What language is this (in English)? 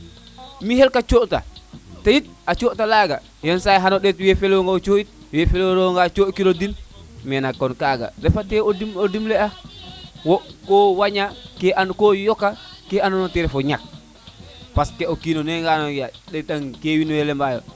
Serer